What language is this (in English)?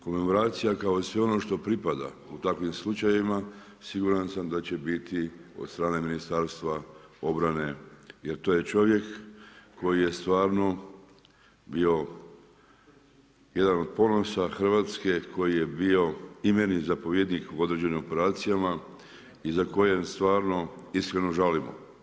Croatian